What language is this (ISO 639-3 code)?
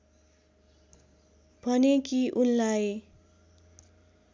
nep